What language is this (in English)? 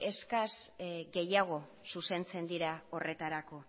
Basque